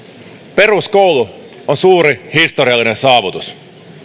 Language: Finnish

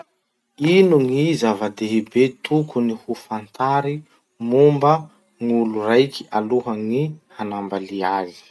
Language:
Masikoro Malagasy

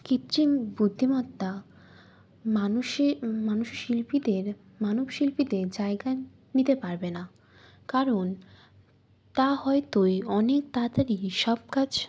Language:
Bangla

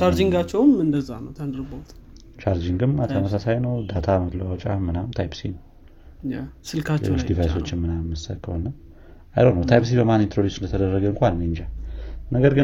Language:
Amharic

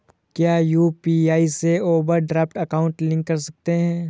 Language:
Hindi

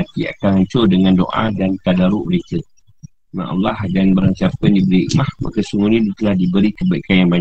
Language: Malay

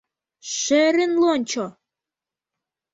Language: Mari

